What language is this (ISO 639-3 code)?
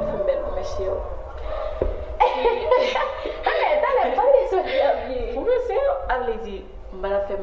fra